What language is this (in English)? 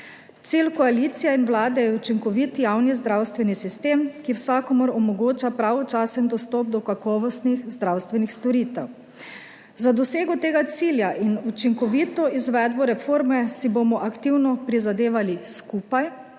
Slovenian